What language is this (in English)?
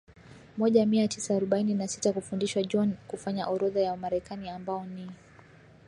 Swahili